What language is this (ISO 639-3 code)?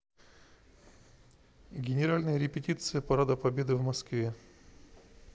rus